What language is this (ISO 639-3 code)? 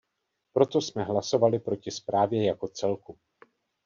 ces